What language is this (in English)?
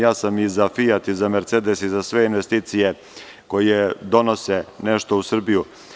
Serbian